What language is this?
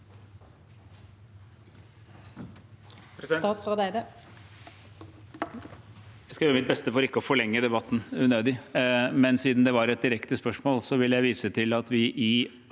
Norwegian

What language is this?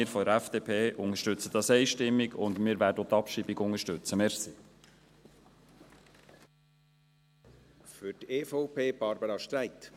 Swiss German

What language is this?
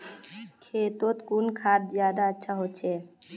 Magahi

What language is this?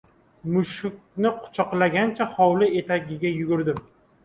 Uzbek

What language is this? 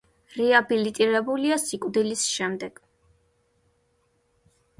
Georgian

